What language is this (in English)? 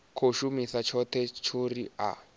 Venda